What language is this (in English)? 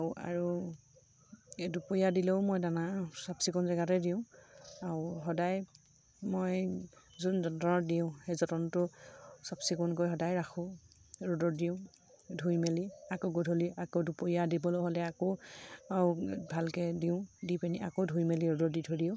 Assamese